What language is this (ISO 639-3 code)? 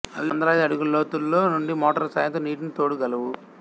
tel